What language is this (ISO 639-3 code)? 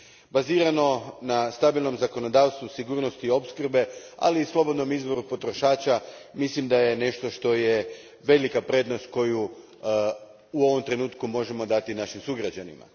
hrv